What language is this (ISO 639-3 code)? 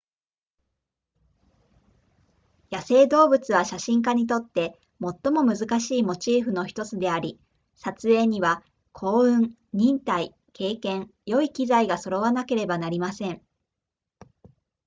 jpn